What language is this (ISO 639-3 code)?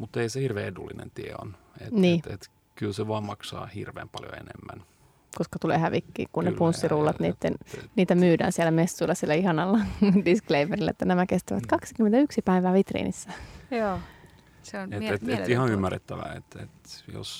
fin